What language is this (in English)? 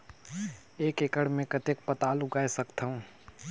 Chhattisgarhi